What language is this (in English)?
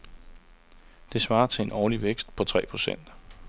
Danish